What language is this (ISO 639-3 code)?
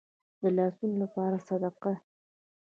pus